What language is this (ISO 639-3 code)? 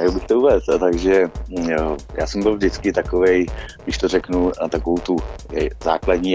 ces